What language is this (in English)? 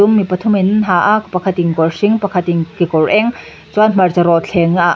Mizo